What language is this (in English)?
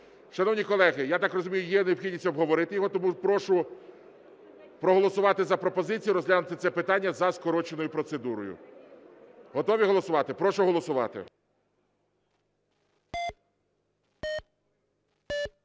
Ukrainian